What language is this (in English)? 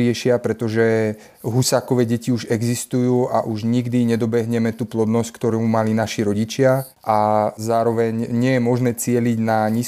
Slovak